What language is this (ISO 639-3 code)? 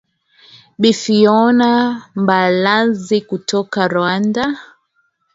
swa